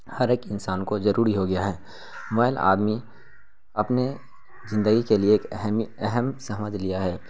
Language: Urdu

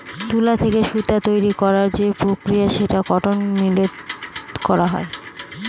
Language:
Bangla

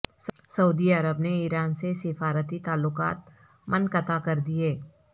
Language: Urdu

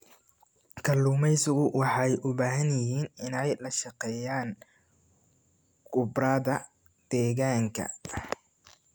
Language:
Somali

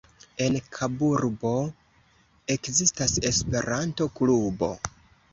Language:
Esperanto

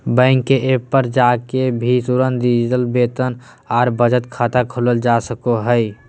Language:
Magahi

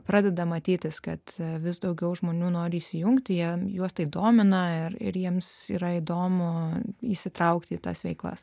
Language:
Lithuanian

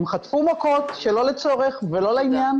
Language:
Hebrew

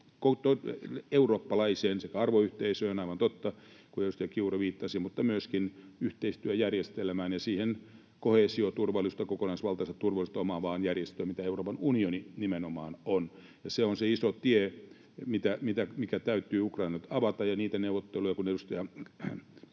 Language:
Finnish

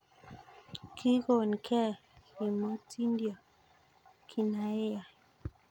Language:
Kalenjin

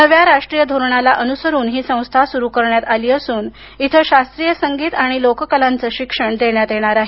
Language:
Marathi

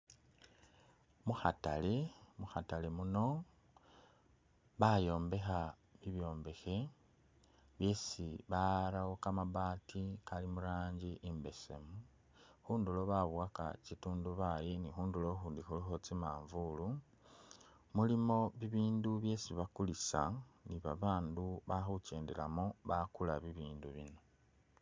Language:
Masaaba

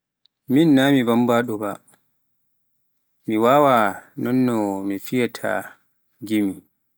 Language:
Pular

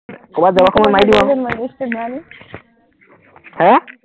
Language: Assamese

